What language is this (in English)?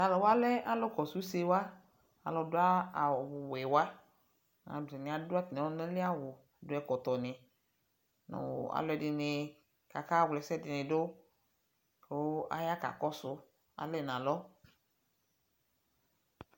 Ikposo